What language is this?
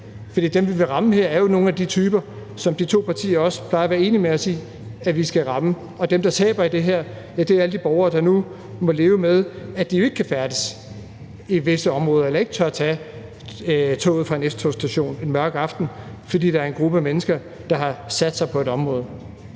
Danish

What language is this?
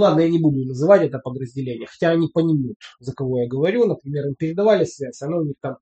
Russian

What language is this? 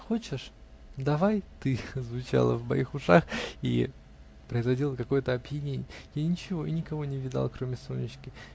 Russian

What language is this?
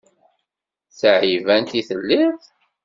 Kabyle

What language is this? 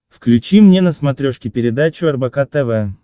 Russian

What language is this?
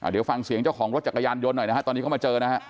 Thai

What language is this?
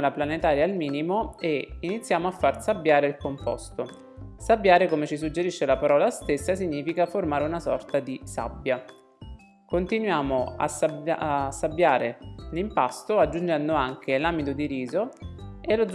Italian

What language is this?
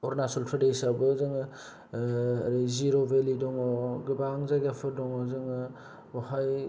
Bodo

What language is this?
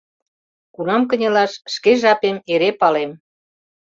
Mari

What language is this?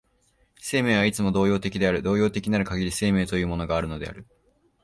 Japanese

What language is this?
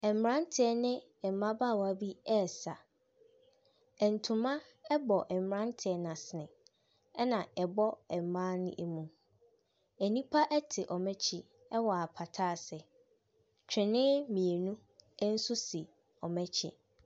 Akan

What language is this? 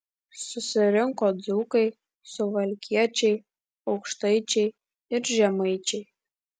Lithuanian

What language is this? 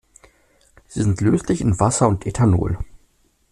German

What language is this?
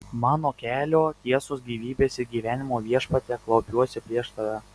Lithuanian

